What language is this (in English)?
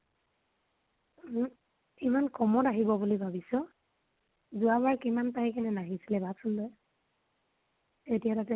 Assamese